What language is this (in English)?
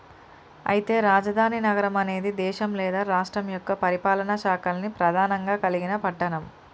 Telugu